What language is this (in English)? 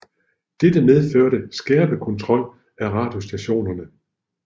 Danish